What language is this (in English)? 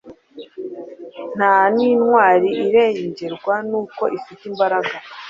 Kinyarwanda